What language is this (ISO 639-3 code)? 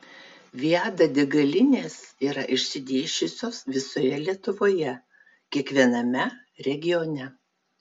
lit